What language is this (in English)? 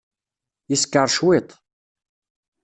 Kabyle